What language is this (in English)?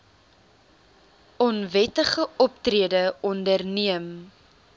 Afrikaans